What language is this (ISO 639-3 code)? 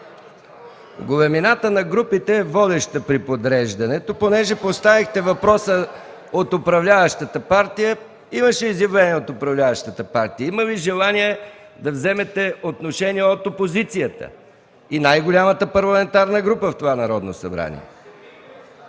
bul